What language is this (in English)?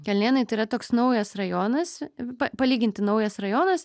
Lithuanian